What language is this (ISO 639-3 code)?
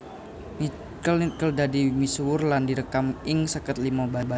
jav